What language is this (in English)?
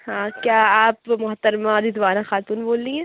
Urdu